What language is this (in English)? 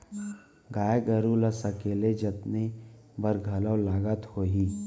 Chhattisgarhi